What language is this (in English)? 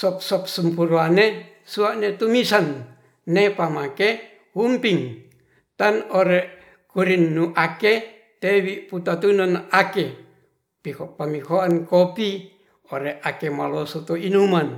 Ratahan